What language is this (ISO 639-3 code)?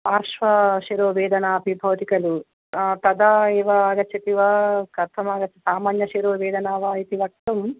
san